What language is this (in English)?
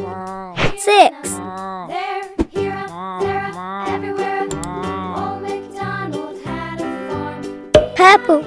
English